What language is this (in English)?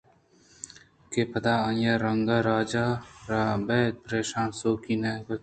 Eastern Balochi